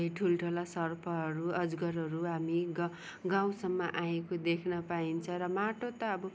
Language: Nepali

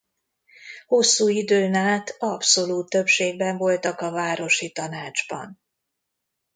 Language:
Hungarian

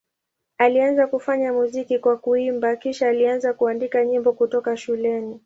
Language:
Swahili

